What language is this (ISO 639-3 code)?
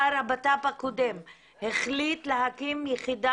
heb